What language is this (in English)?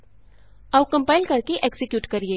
Punjabi